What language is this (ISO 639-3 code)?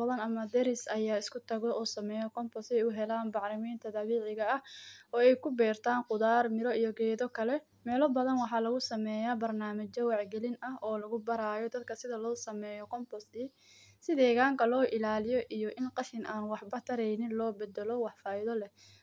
som